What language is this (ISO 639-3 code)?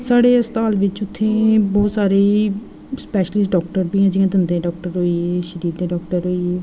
doi